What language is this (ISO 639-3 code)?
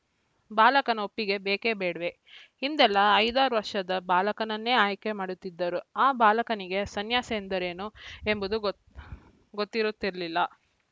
kan